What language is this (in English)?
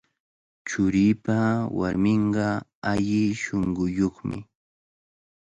Cajatambo North Lima Quechua